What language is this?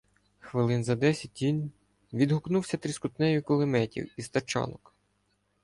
Ukrainian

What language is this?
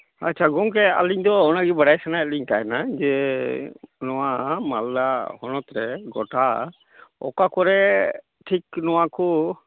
Santali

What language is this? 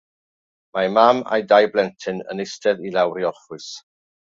Welsh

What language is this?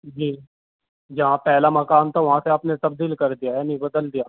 Urdu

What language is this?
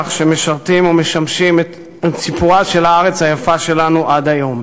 Hebrew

